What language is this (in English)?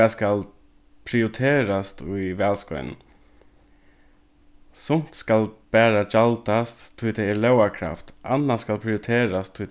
Faroese